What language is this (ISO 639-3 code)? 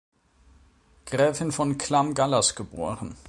deu